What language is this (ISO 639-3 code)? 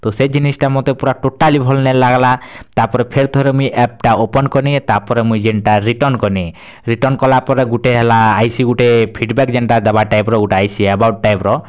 ori